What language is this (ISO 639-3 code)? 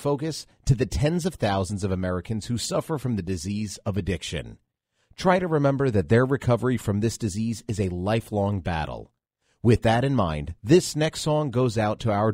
eng